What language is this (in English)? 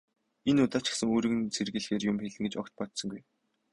Mongolian